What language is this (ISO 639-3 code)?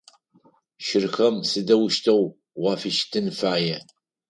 ady